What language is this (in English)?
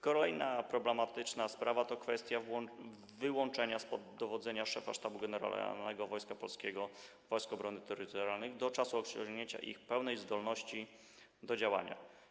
Polish